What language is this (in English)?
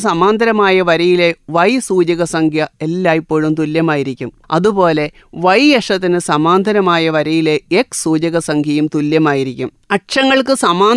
Malayalam